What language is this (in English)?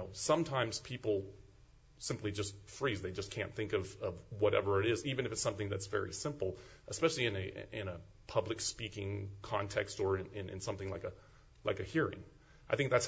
English